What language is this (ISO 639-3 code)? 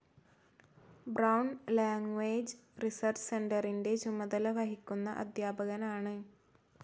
mal